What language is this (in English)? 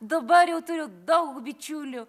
Lithuanian